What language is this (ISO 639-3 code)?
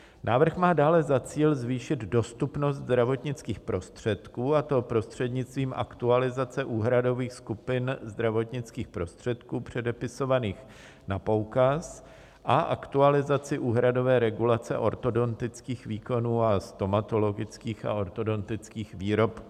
ces